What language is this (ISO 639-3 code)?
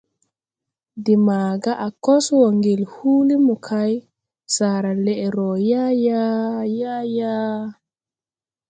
tui